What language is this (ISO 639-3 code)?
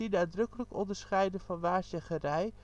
nld